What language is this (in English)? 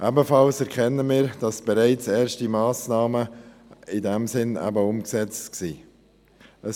Swiss German